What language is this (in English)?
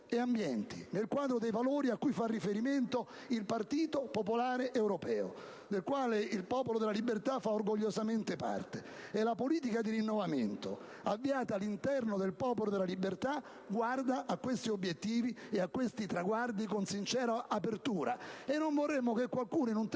Italian